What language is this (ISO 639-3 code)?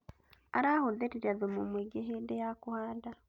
kik